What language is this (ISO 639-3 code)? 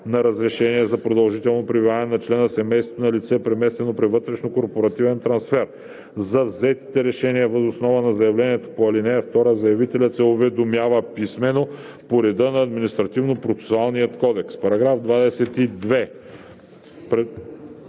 bul